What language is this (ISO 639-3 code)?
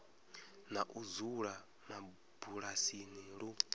ven